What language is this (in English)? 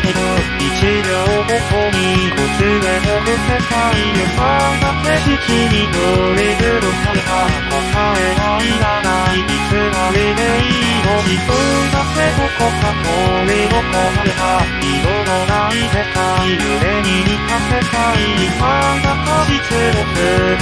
Japanese